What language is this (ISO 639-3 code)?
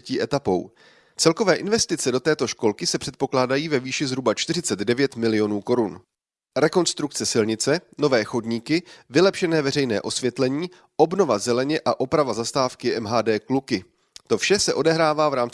ces